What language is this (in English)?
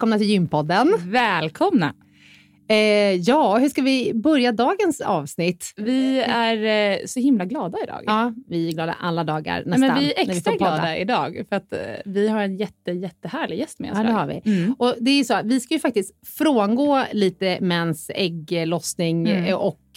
Swedish